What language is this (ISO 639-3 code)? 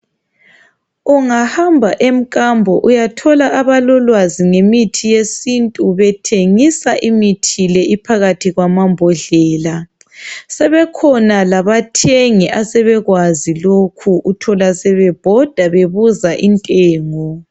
nde